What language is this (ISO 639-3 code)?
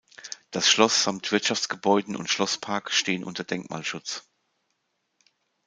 deu